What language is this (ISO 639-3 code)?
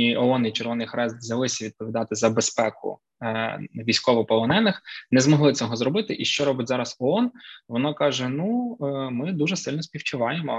ukr